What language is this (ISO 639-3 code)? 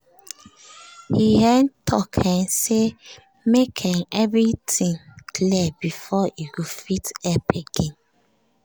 pcm